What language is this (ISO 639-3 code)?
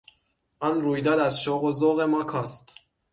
fas